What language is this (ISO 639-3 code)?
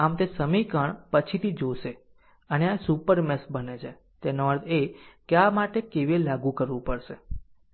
guj